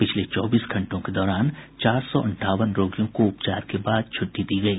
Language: Hindi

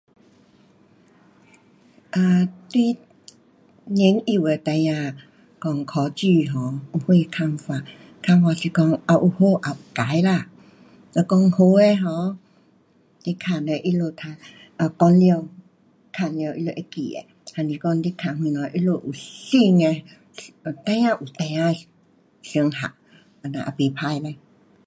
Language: Pu-Xian Chinese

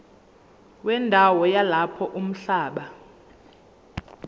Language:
Zulu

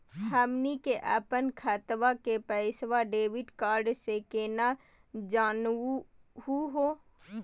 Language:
Magahi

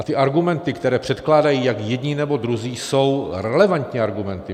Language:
Czech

